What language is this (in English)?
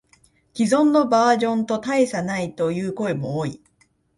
Japanese